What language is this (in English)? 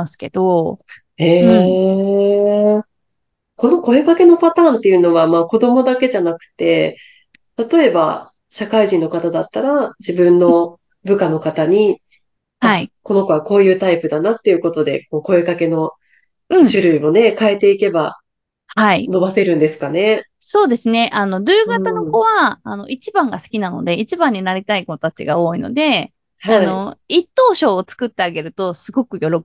Japanese